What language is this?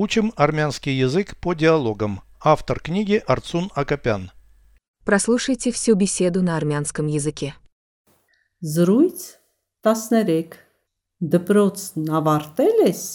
Russian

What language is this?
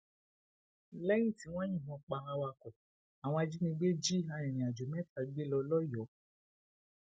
Yoruba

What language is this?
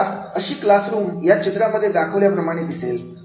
Marathi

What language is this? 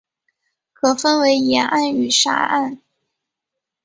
Chinese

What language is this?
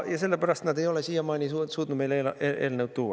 Estonian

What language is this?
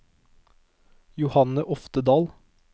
Norwegian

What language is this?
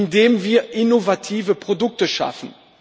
German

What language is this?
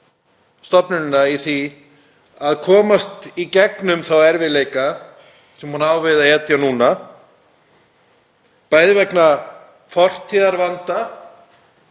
Icelandic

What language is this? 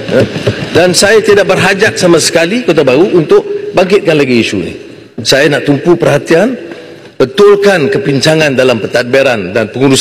Malay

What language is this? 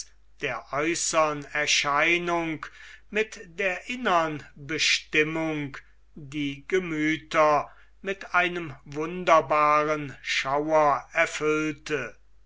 German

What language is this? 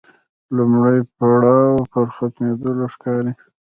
Pashto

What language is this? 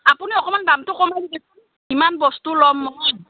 Assamese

